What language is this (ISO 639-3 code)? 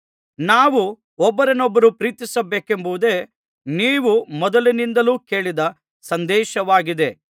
kan